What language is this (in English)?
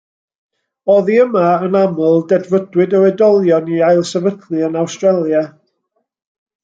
Welsh